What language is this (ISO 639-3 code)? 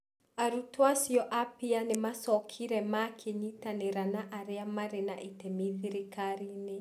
kik